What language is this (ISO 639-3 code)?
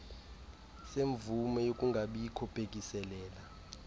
xho